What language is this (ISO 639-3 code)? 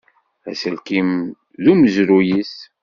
kab